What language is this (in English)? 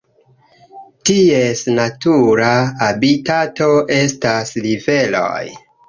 Esperanto